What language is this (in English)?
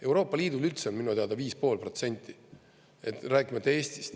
Estonian